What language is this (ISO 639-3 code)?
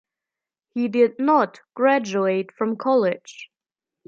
eng